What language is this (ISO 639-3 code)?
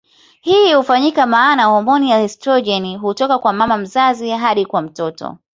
swa